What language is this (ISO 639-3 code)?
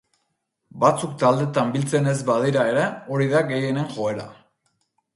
eus